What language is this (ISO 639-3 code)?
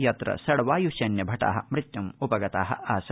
san